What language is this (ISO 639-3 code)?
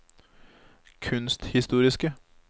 nor